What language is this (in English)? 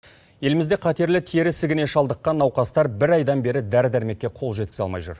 Kazakh